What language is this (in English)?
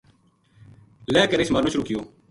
Gujari